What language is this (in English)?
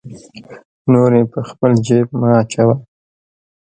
Pashto